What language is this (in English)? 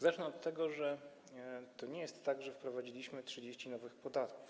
Polish